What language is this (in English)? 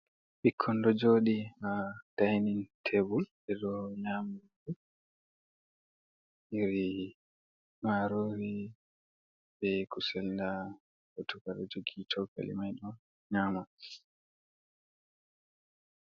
Fula